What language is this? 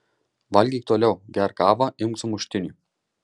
Lithuanian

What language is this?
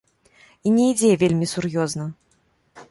Belarusian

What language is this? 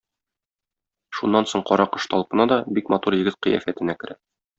Tatar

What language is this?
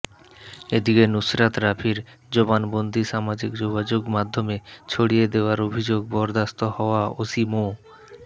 Bangla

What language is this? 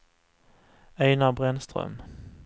Swedish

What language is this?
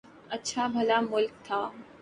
Urdu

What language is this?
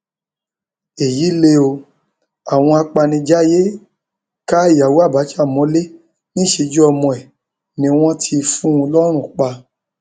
Yoruba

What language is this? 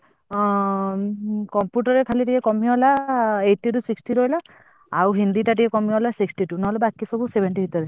Odia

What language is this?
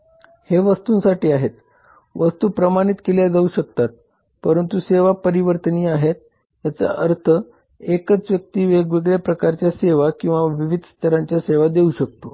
Marathi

